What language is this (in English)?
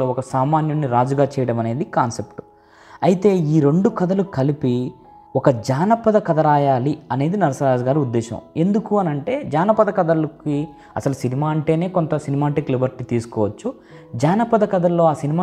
Telugu